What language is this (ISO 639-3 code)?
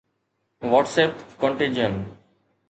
snd